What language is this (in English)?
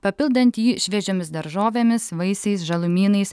Lithuanian